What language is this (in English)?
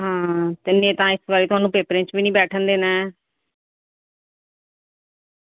Dogri